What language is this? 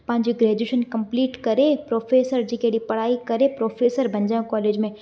Sindhi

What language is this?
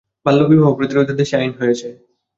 Bangla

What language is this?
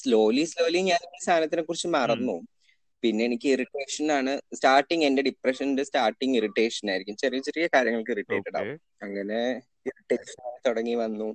Malayalam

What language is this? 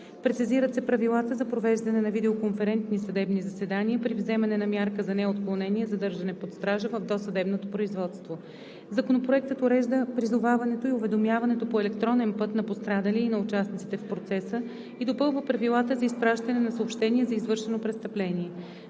Bulgarian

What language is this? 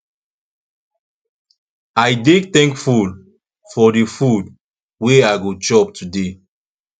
Nigerian Pidgin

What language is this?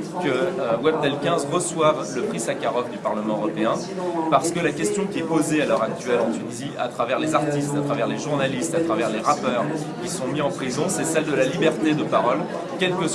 French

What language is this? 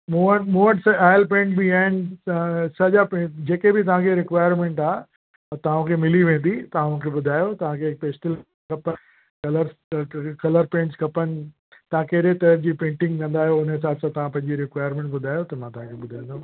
Sindhi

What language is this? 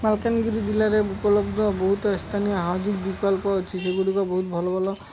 Odia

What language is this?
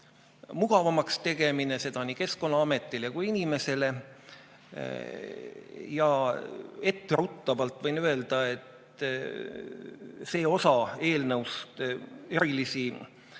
Estonian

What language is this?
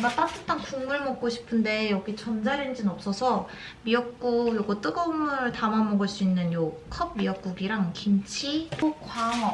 Korean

